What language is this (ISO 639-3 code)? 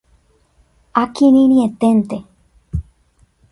grn